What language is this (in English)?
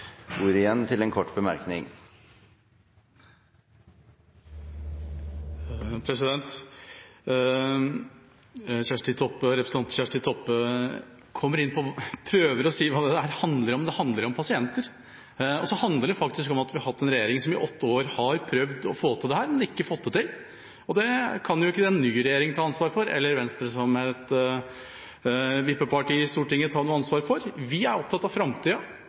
Norwegian Bokmål